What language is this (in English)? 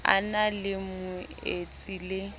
Southern Sotho